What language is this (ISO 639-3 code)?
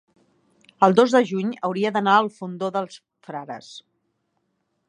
cat